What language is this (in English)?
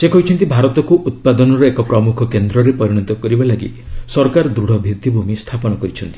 Odia